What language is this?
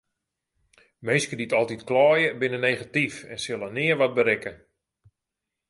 Western Frisian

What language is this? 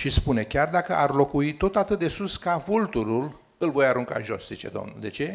Romanian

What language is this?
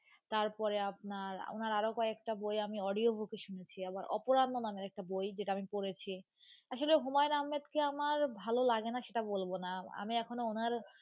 Bangla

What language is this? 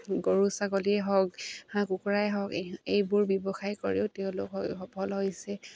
Assamese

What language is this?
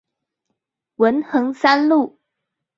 Chinese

